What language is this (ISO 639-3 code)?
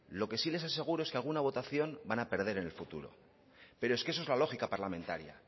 spa